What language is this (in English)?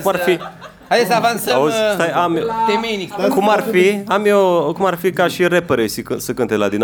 Romanian